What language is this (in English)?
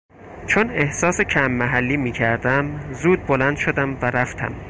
Persian